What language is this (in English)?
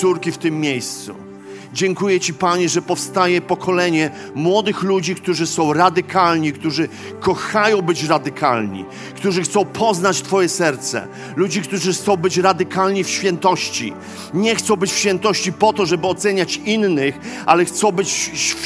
Polish